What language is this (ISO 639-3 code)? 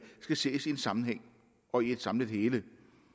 dan